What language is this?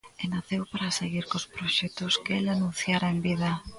Galician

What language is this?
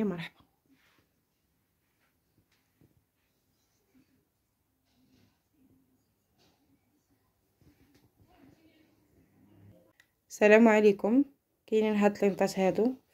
Arabic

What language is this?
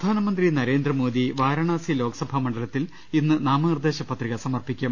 Malayalam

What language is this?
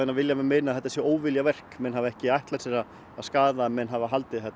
Icelandic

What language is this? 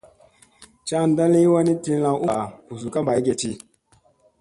Musey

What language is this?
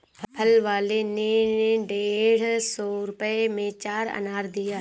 Hindi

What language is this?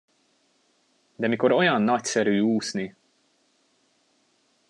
Hungarian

